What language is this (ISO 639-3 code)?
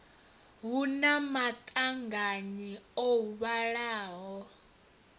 ven